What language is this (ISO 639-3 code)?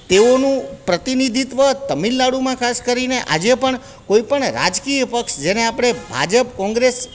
guj